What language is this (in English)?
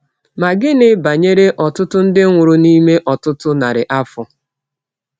Igbo